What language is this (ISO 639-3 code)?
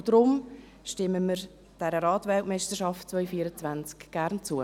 gsw